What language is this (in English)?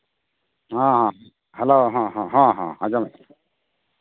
Santali